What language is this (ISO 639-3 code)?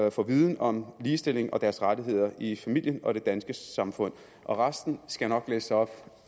dan